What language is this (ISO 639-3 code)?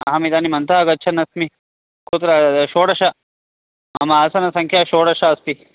san